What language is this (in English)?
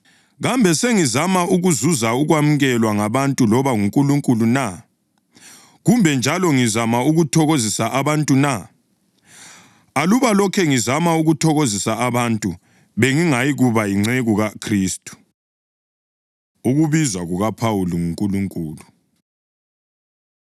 North Ndebele